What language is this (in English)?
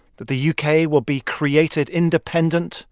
English